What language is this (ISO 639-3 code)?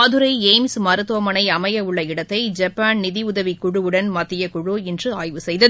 tam